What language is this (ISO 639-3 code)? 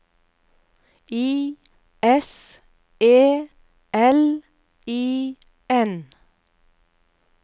nor